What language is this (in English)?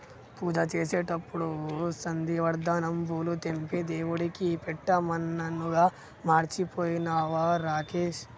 Telugu